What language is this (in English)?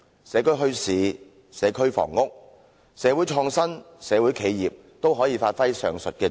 Cantonese